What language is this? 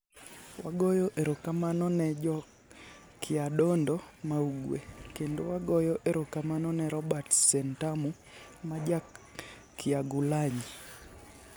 Luo (Kenya and Tanzania)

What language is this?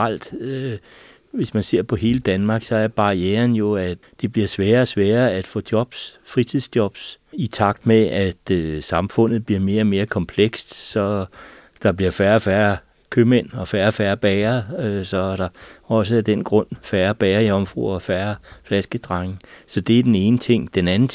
Danish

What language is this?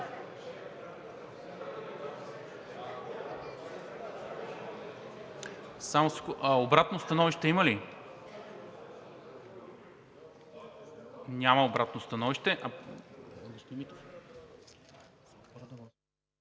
Bulgarian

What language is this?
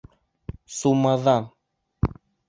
Bashkir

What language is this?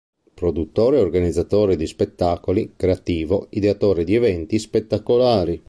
Italian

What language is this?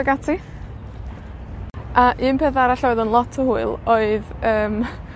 Welsh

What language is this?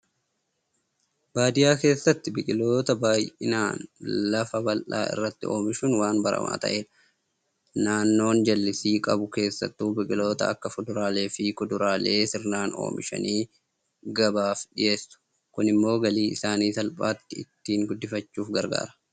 Oromo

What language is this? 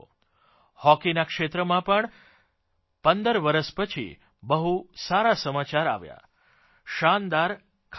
Gujarati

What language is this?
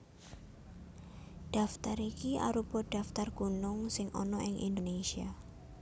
Javanese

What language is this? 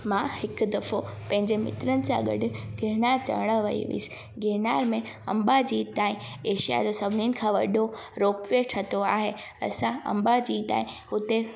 Sindhi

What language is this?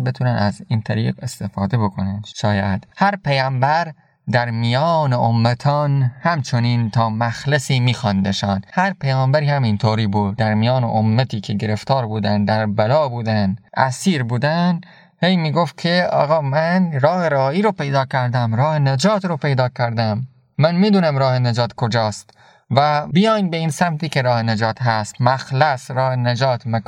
Persian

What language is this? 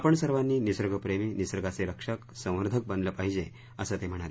Marathi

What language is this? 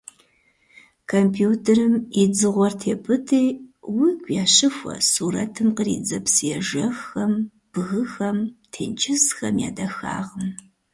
Kabardian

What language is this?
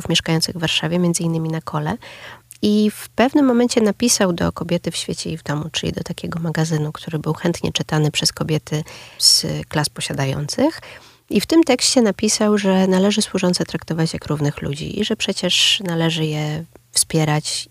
Polish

